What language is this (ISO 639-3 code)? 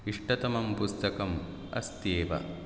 san